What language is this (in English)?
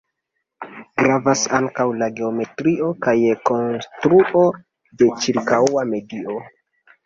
Esperanto